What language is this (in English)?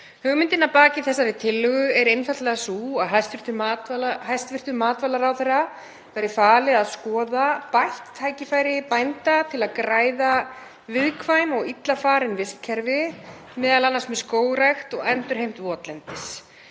Icelandic